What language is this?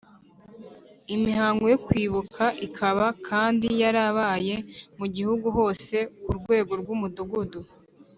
Kinyarwanda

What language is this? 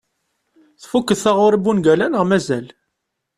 Kabyle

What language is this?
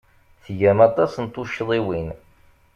Kabyle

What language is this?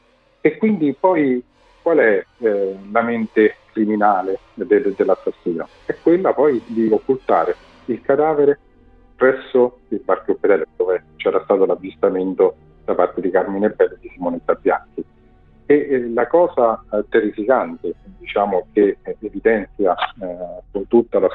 Italian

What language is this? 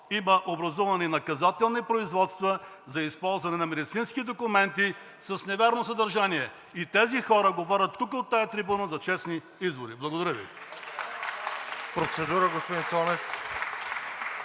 Bulgarian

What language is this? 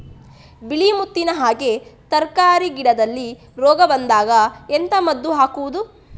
Kannada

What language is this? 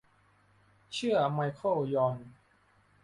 Thai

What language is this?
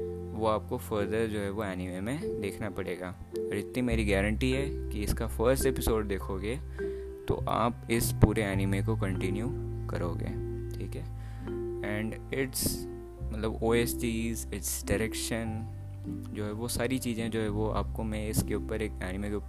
Hindi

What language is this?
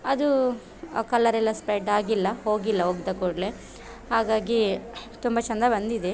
Kannada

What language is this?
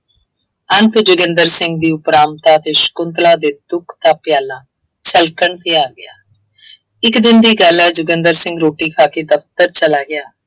Punjabi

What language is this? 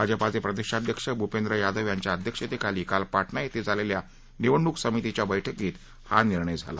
Marathi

